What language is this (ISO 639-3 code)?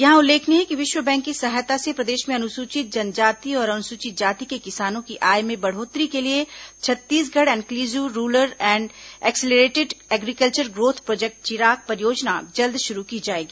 hin